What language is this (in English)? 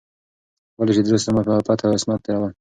Pashto